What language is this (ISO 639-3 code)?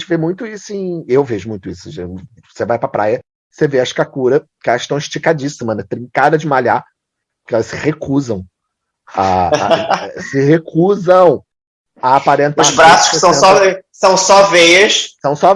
por